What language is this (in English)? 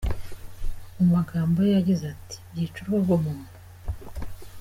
Kinyarwanda